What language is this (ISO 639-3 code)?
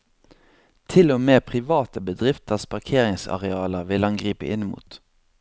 nor